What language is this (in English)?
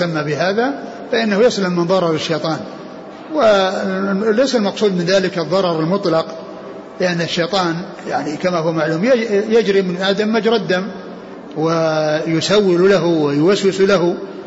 Arabic